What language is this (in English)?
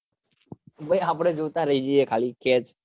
Gujarati